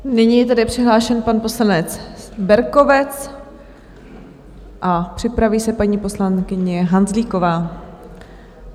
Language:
Czech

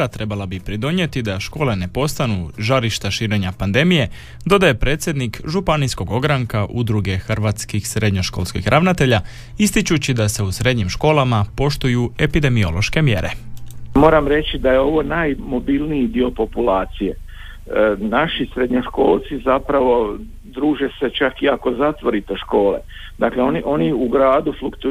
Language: Croatian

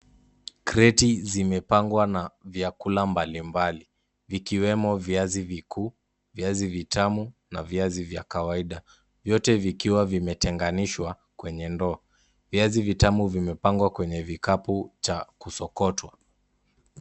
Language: Swahili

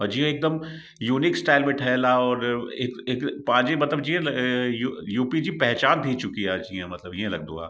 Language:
Sindhi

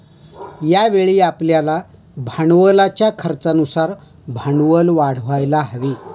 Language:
Marathi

